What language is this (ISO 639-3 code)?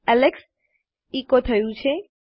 guj